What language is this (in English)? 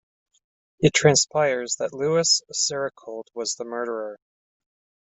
English